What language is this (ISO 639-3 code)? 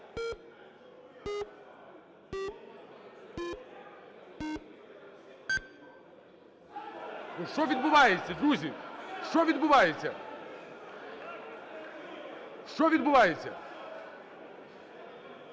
ukr